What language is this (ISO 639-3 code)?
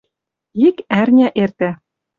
mrj